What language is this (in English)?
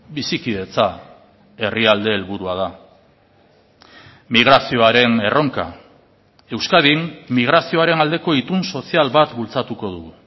Basque